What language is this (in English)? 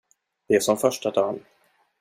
Swedish